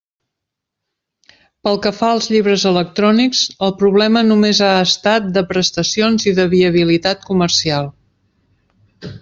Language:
Catalan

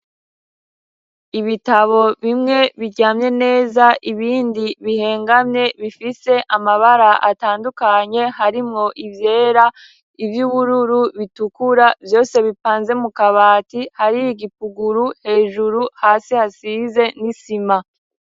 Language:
Rundi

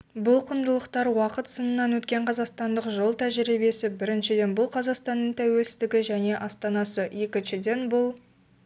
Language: Kazakh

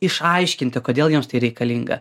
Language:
Lithuanian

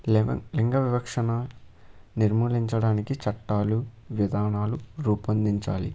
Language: Telugu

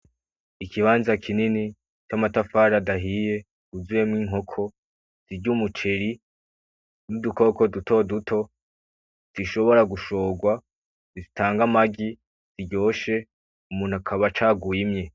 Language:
Rundi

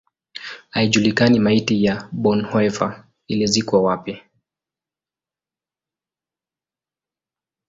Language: Swahili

